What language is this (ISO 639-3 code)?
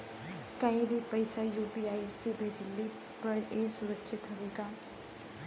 bho